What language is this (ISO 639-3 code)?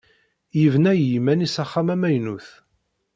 kab